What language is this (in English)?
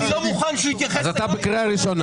Hebrew